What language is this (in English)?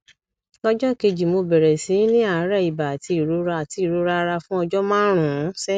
Yoruba